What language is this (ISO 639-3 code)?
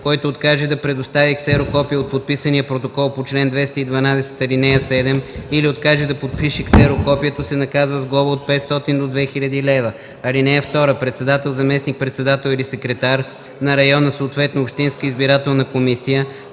bul